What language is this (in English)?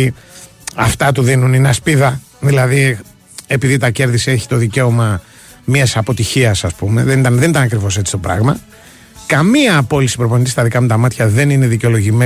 Greek